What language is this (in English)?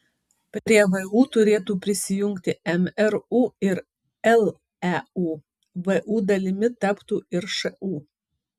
Lithuanian